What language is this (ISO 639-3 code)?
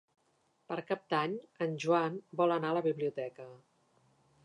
cat